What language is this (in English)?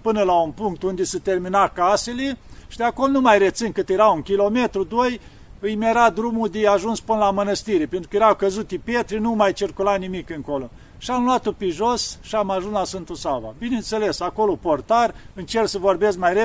Romanian